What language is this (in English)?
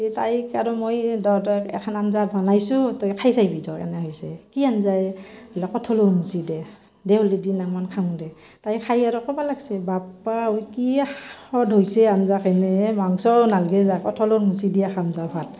Assamese